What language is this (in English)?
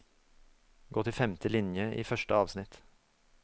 Norwegian